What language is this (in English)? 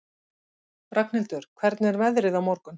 Icelandic